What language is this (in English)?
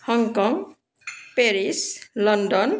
Assamese